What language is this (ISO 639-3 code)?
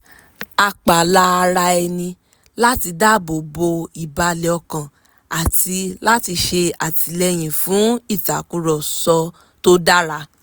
yor